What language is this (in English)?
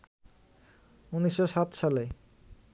Bangla